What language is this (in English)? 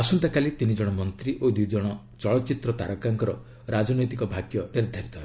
Odia